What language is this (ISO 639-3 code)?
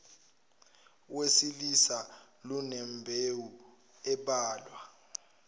zul